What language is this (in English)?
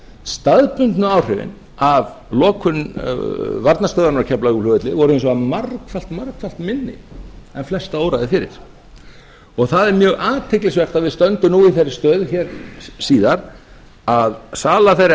Icelandic